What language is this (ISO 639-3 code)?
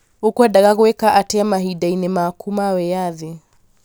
kik